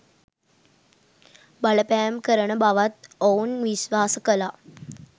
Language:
Sinhala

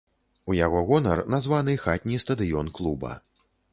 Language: Belarusian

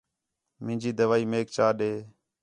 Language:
Khetrani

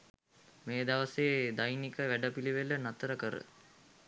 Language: Sinhala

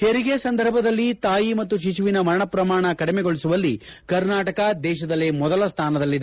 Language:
Kannada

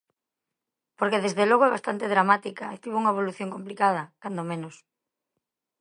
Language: Galician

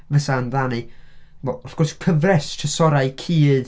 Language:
Welsh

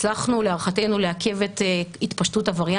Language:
Hebrew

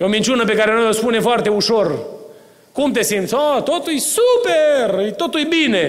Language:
Romanian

